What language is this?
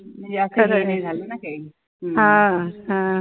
Marathi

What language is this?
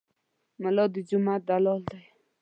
Pashto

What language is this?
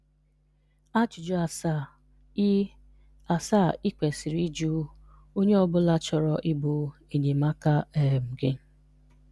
Igbo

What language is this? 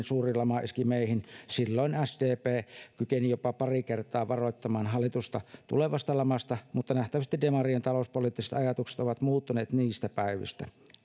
Finnish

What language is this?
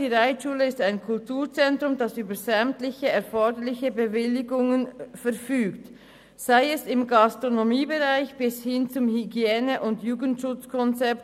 Swiss German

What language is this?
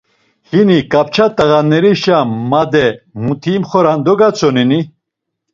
Laz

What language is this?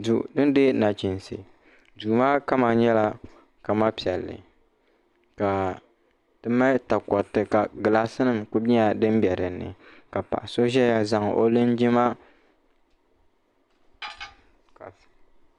Dagbani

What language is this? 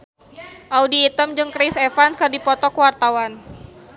Sundanese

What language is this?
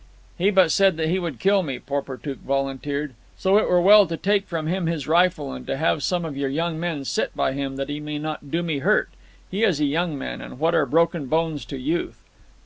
English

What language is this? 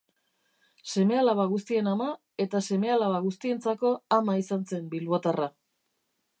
Basque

